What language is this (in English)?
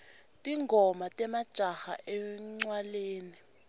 Swati